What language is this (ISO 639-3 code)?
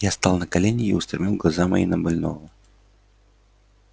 rus